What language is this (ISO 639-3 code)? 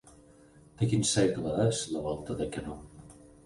cat